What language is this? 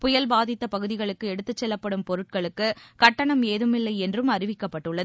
Tamil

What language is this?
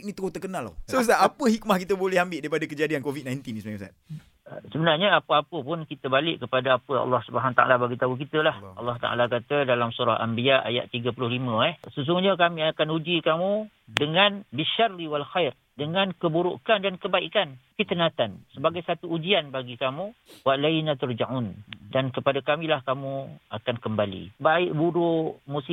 Malay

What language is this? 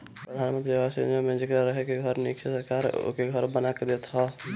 Bhojpuri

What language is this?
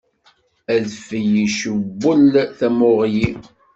Kabyle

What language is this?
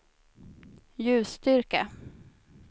Swedish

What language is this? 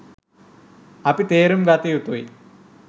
Sinhala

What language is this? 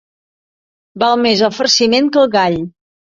Catalan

